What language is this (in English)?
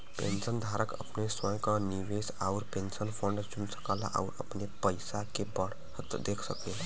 Bhojpuri